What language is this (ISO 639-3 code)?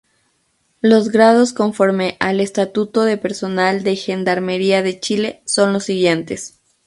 spa